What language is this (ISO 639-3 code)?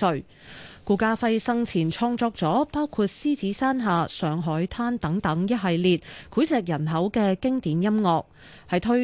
zho